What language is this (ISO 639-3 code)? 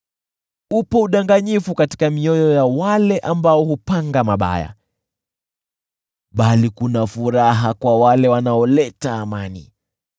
swa